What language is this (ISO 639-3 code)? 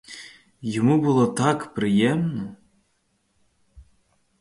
ukr